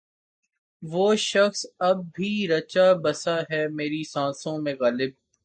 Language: Urdu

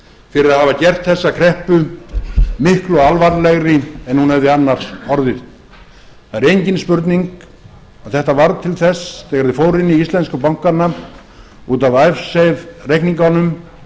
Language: Icelandic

